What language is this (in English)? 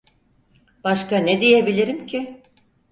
Turkish